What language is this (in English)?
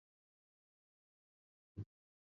Armenian